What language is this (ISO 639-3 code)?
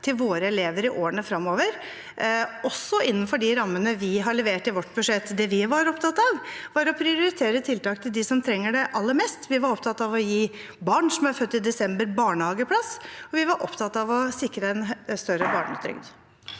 nor